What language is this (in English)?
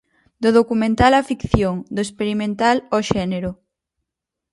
Galician